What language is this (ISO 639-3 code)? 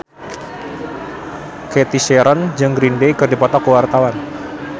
sun